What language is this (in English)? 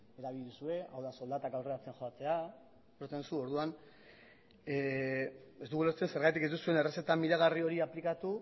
Basque